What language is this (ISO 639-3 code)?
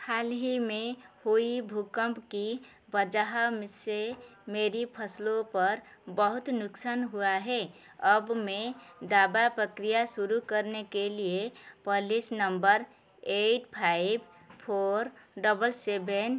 hin